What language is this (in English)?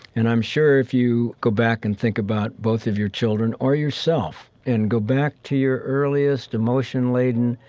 English